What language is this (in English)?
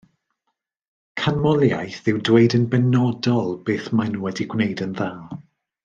Welsh